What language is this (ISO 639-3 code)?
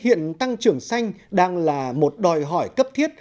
vie